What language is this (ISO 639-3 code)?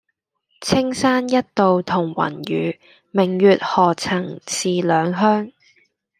yue